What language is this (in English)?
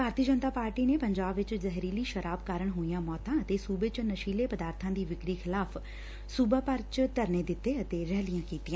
Punjabi